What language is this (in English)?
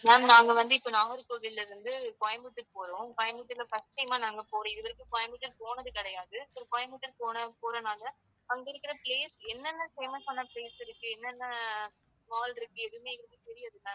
Tamil